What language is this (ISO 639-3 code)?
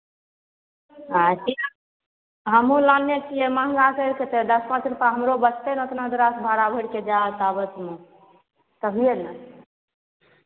mai